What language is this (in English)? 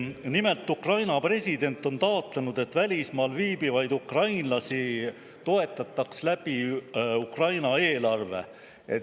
Estonian